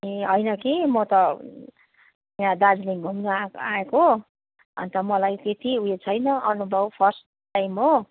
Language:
Nepali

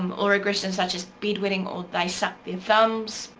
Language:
English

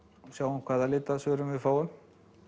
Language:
Icelandic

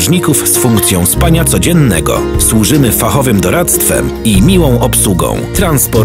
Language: Polish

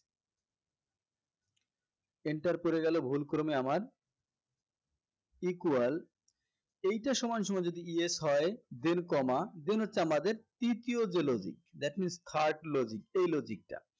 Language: Bangla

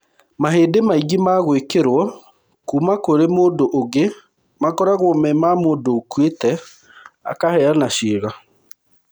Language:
Kikuyu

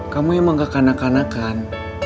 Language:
Indonesian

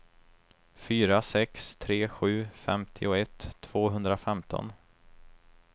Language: Swedish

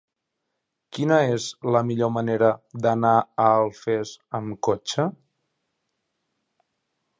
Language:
Catalan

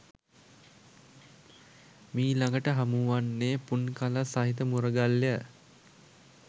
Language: Sinhala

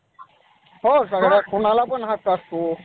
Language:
Marathi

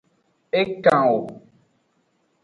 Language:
Aja (Benin)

